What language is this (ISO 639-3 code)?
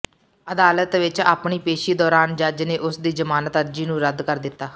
pan